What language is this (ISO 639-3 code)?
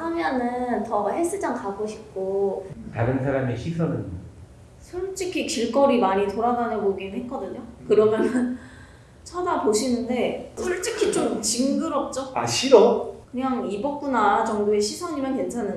kor